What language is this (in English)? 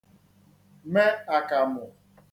Igbo